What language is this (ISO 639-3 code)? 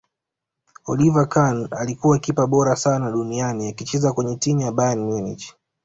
swa